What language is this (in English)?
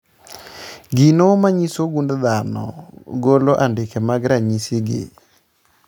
Luo (Kenya and Tanzania)